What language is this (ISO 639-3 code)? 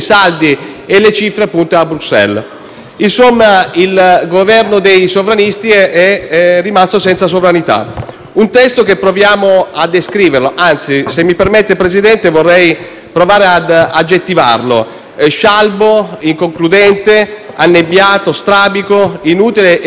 ita